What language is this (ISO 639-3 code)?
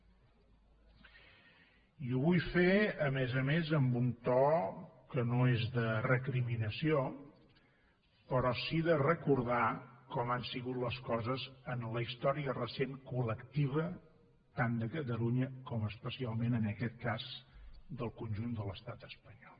cat